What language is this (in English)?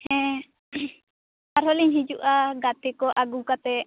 Santali